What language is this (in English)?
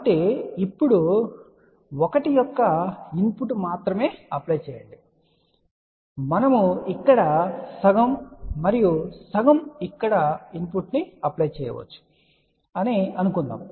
Telugu